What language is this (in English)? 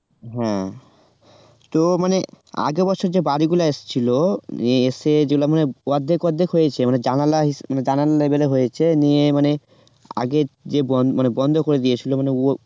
Bangla